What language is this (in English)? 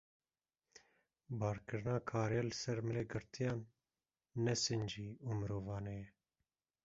Kurdish